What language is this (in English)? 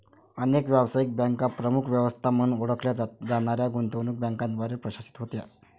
Marathi